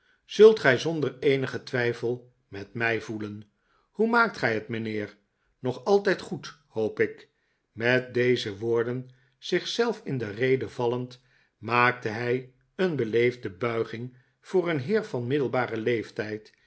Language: Dutch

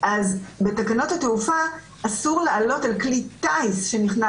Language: Hebrew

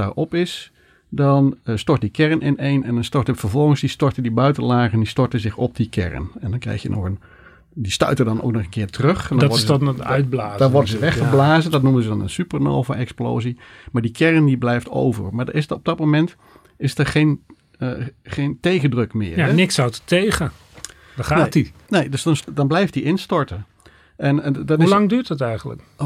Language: Dutch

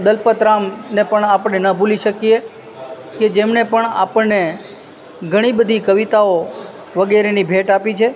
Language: Gujarati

